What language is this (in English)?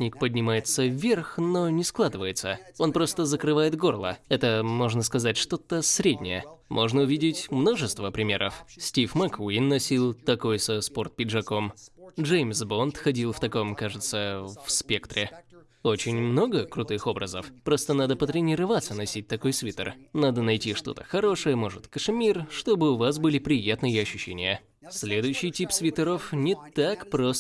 Russian